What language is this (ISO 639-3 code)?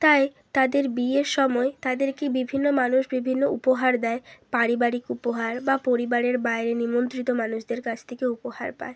ben